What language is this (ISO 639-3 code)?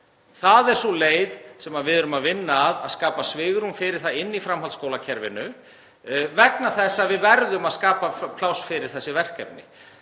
isl